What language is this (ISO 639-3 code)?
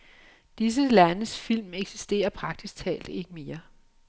dan